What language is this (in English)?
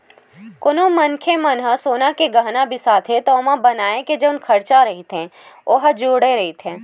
Chhattisgarhi